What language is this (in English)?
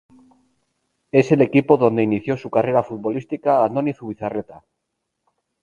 Spanish